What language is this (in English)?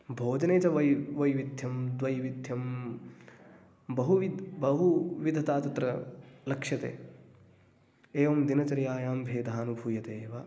Sanskrit